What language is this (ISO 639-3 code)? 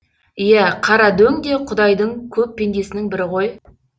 kaz